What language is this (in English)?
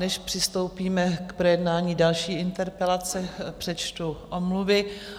Czech